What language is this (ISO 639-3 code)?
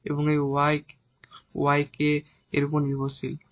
ben